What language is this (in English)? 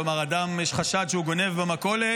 Hebrew